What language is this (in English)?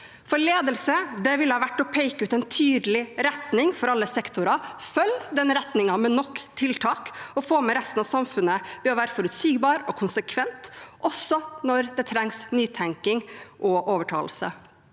Norwegian